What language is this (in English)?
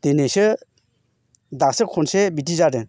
Bodo